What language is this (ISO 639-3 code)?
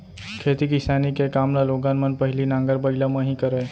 hne